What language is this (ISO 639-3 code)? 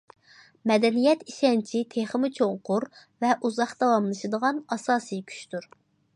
uig